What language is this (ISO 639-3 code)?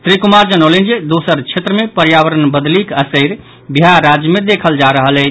mai